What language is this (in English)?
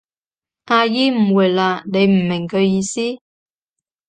Cantonese